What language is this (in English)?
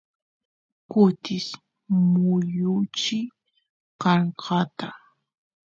Santiago del Estero Quichua